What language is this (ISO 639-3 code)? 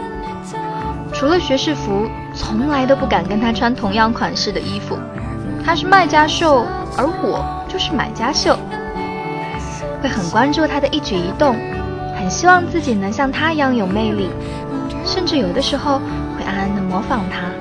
zho